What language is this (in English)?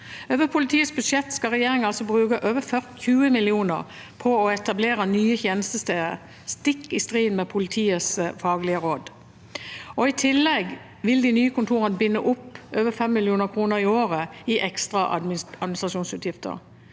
Norwegian